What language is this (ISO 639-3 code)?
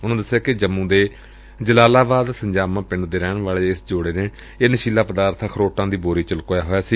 pan